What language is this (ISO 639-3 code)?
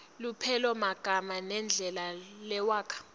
ssw